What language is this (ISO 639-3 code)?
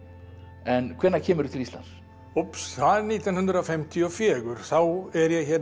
isl